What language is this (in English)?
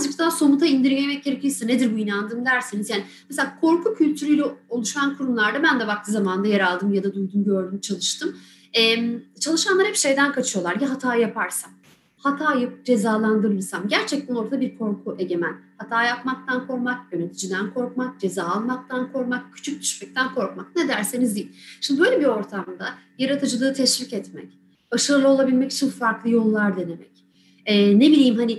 Turkish